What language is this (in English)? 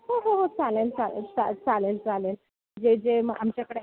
Marathi